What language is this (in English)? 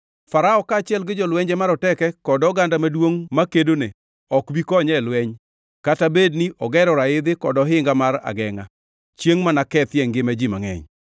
Luo (Kenya and Tanzania)